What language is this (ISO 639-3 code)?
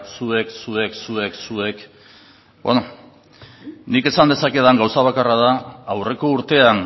eus